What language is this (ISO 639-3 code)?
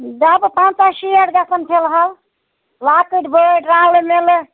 kas